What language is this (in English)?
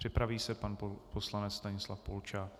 Czech